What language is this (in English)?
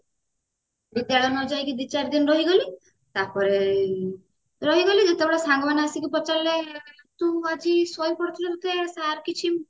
Odia